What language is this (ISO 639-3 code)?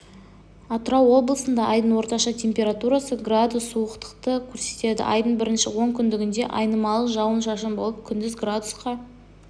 kaz